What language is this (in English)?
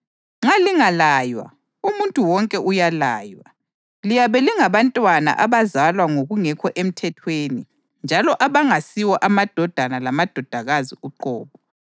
North Ndebele